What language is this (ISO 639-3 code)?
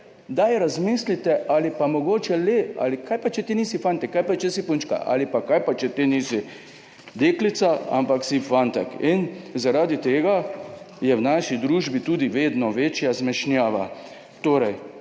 slv